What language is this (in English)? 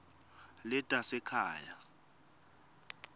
Swati